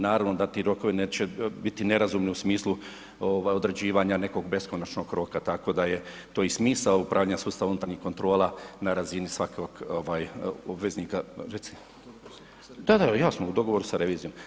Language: Croatian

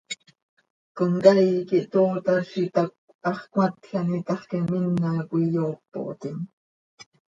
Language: Seri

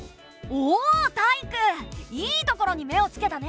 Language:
Japanese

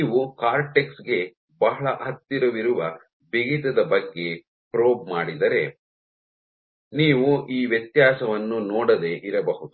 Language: Kannada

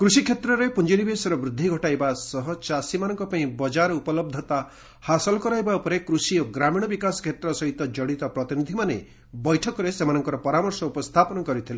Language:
Odia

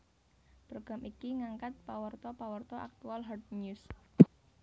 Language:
Javanese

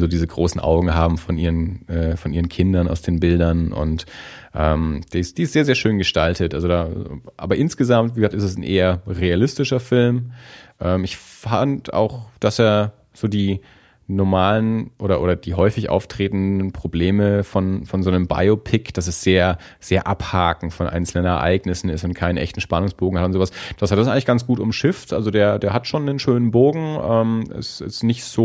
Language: German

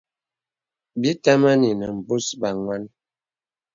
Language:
Bebele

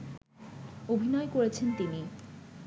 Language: Bangla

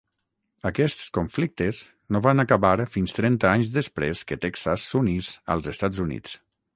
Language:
Catalan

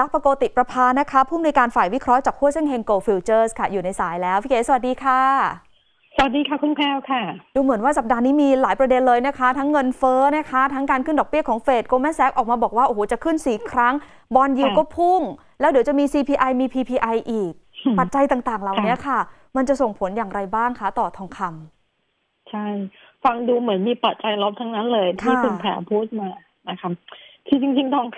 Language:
Thai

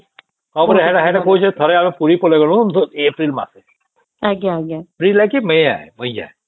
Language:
Odia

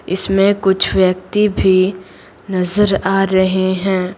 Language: Hindi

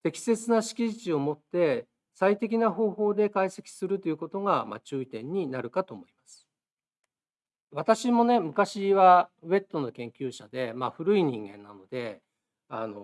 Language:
Japanese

